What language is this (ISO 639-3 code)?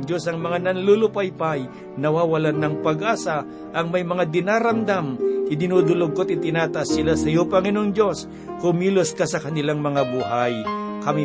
fil